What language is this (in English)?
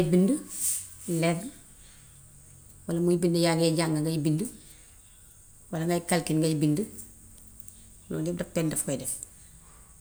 Gambian Wolof